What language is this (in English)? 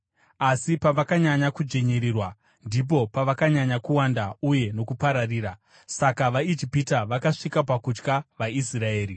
Shona